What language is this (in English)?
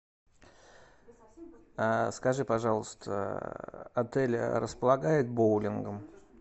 Russian